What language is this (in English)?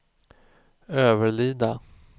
Swedish